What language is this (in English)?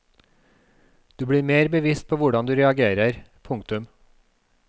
Norwegian